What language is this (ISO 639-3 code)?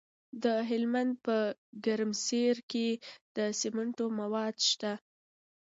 pus